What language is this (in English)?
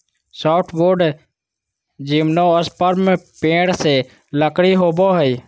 Magahi